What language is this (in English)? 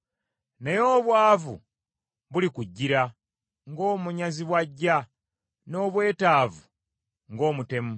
Ganda